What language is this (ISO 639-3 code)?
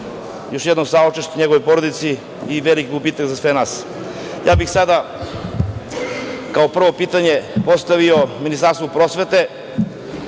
srp